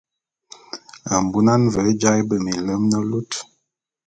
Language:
Bulu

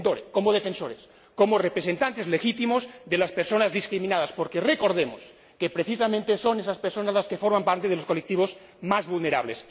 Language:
Spanish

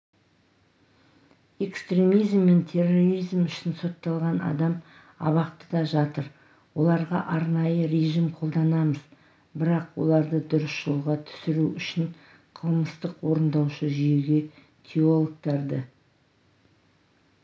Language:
Kazakh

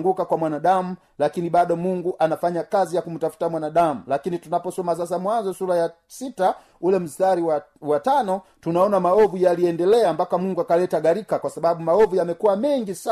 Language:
Swahili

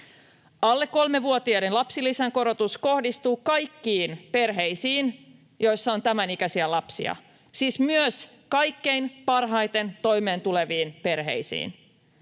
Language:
Finnish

